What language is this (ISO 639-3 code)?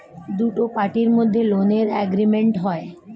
ben